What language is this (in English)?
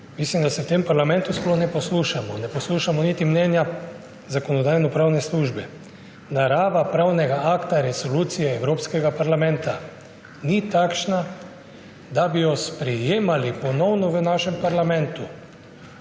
Slovenian